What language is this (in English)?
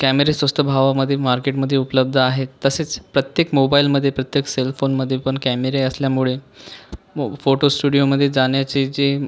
Marathi